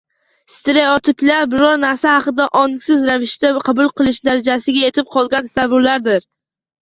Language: Uzbek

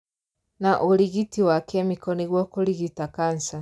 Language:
Kikuyu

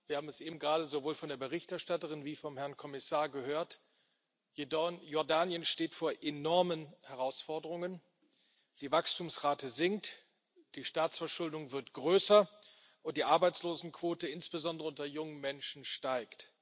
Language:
German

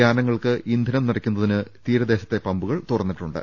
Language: Malayalam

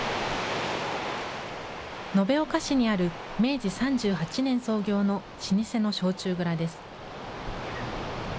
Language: Japanese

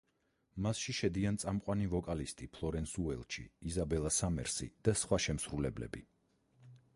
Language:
Georgian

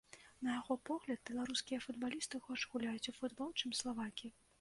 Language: Belarusian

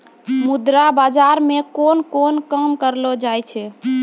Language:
Maithili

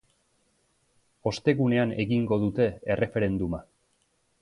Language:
Basque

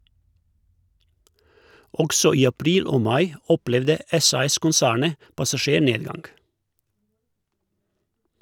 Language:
Norwegian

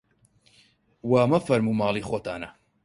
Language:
Central Kurdish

